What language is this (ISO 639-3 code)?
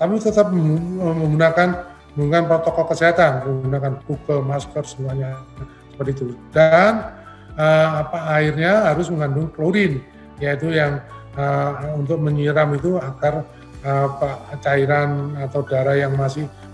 ind